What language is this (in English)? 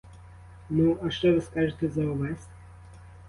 Ukrainian